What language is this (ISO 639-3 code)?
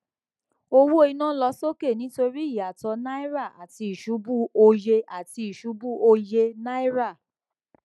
yor